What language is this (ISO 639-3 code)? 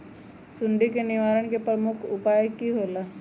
mag